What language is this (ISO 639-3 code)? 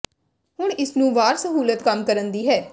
pan